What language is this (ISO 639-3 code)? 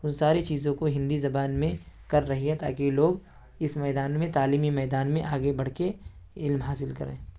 urd